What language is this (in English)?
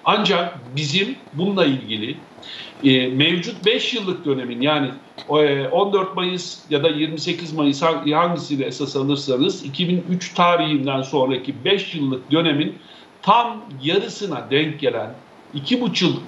Turkish